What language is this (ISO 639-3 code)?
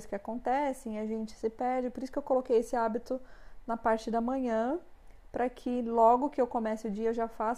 por